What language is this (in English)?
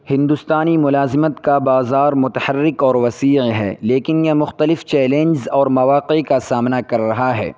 Urdu